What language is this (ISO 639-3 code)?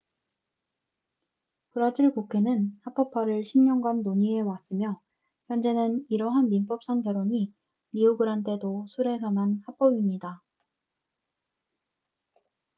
kor